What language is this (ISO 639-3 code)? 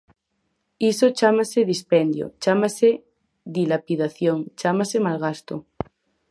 glg